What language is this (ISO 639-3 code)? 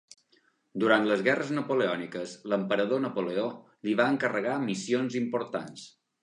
cat